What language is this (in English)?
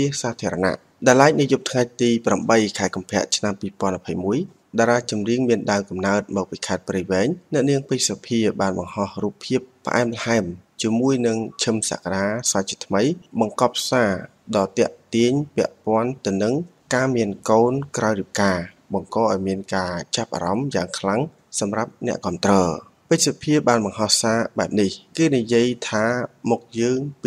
Thai